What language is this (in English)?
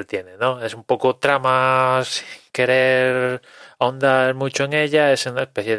Spanish